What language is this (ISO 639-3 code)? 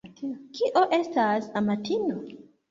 epo